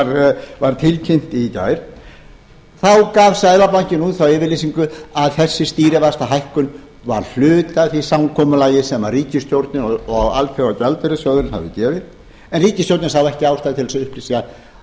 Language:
Icelandic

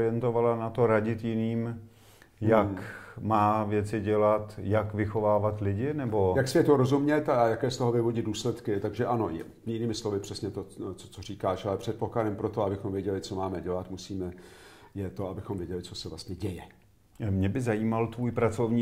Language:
Czech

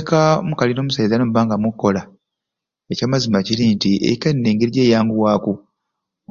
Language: Ruuli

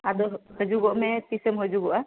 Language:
Santali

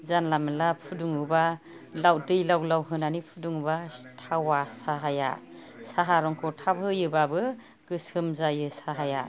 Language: Bodo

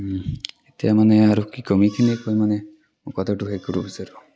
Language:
Assamese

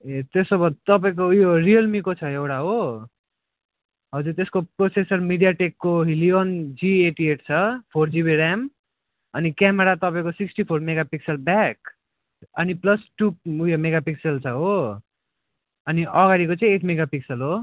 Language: Nepali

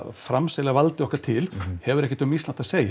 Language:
Icelandic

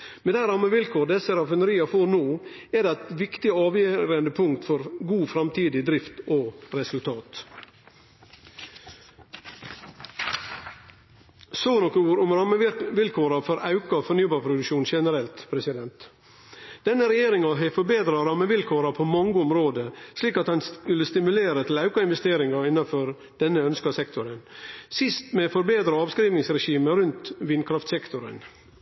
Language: Norwegian Nynorsk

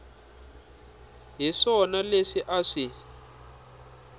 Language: Tsonga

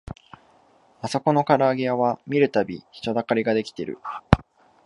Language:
Japanese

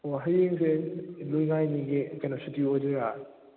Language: Manipuri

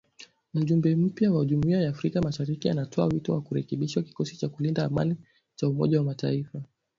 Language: Swahili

